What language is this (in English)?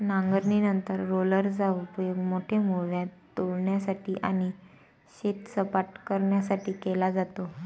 Marathi